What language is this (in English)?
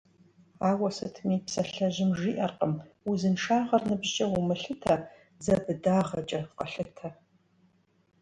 Kabardian